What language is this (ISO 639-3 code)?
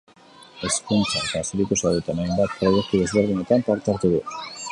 eus